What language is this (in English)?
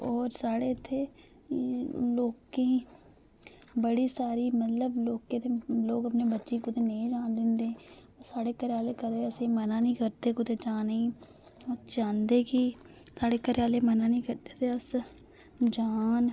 Dogri